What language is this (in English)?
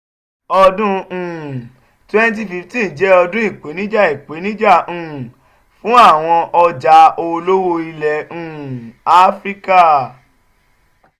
Yoruba